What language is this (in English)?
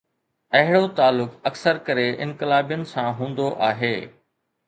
Sindhi